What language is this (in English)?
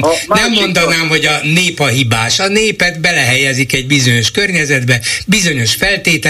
Hungarian